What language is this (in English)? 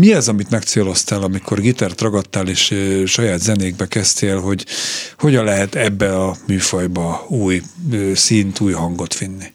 Hungarian